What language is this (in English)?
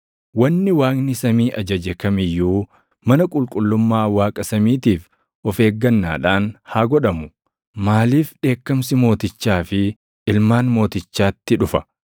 Oromo